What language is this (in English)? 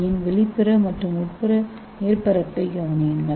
Tamil